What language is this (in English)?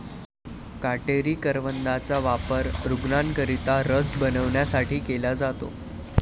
Marathi